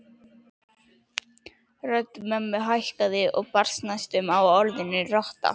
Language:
Icelandic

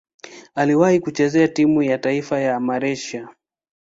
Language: Swahili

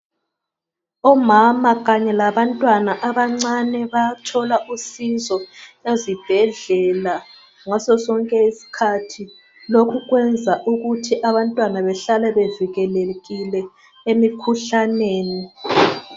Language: North Ndebele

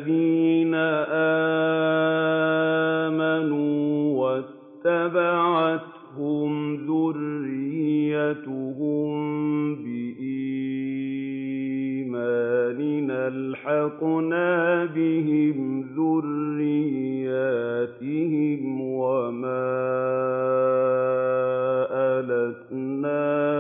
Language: Arabic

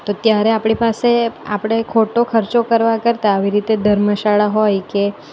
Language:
Gujarati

